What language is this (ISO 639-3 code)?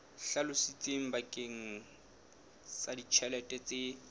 sot